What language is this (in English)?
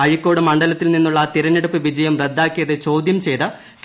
Malayalam